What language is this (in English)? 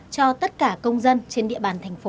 Vietnamese